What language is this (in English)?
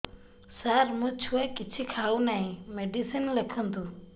Odia